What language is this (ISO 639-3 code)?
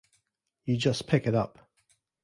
eng